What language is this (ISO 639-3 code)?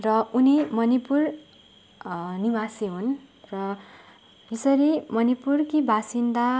nep